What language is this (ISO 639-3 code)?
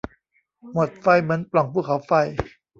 tha